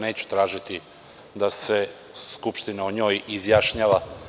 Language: Serbian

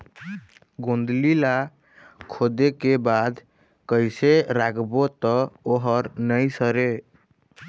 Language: Chhattisgarhi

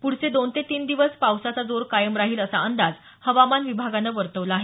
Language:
Marathi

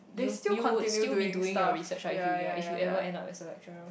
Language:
English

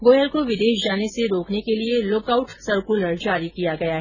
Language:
Hindi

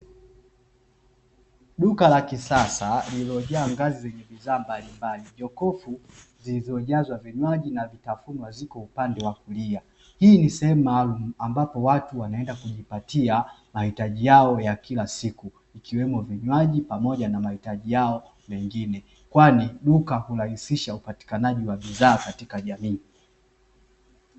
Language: Swahili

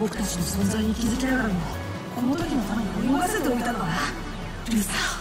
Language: Japanese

